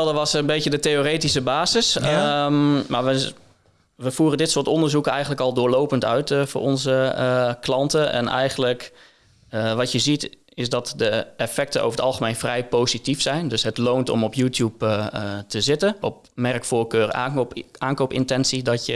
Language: Dutch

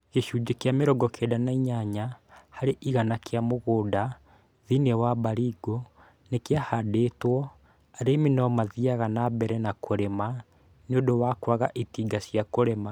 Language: Kikuyu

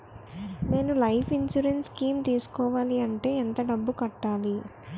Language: Telugu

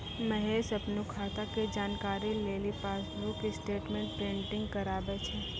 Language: Maithili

